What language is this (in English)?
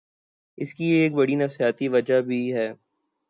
Urdu